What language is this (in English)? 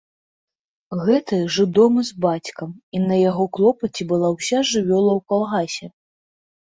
Belarusian